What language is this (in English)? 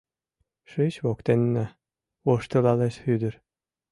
Mari